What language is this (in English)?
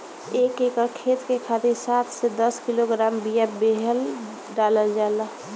Bhojpuri